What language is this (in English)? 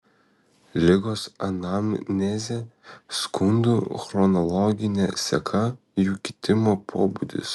Lithuanian